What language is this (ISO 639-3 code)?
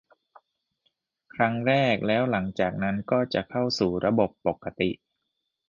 tha